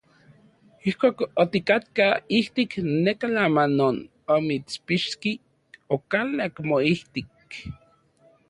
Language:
Central Puebla Nahuatl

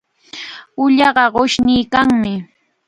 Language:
Chiquián Ancash Quechua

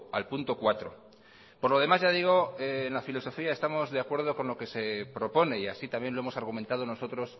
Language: Spanish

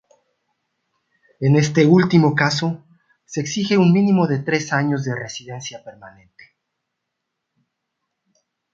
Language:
Spanish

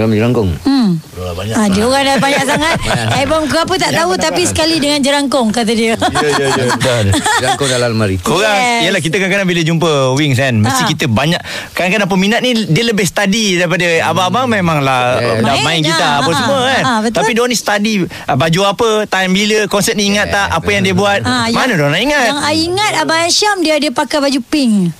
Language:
Malay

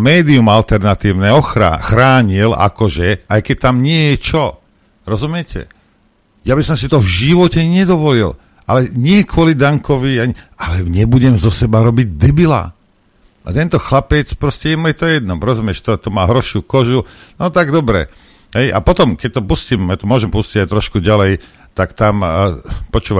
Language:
Slovak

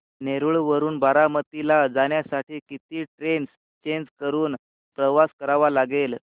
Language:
Marathi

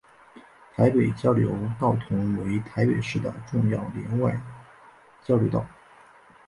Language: Chinese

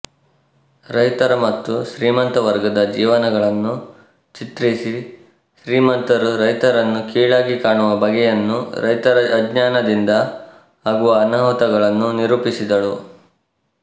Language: Kannada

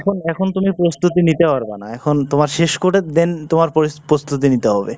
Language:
Bangla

